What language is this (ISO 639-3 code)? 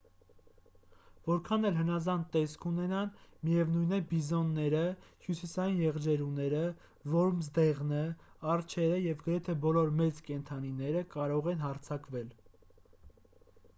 hye